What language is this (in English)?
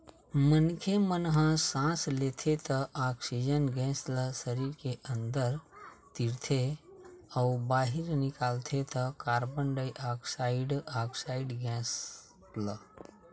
Chhattisgarhi